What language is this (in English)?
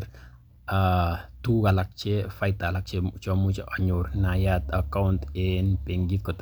Kalenjin